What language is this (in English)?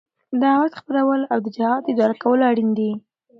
Pashto